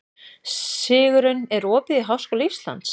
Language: Icelandic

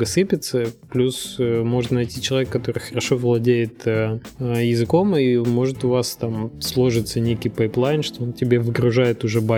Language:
Russian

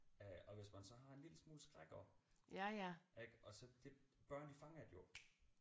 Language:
Danish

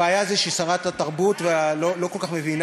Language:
Hebrew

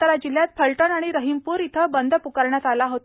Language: Marathi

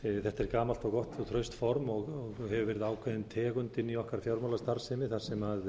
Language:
Icelandic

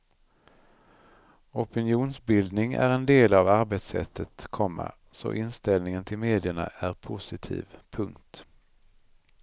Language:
Swedish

